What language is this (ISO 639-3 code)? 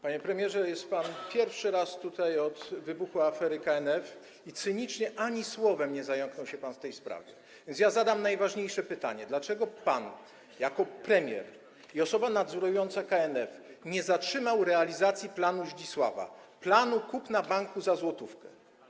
pol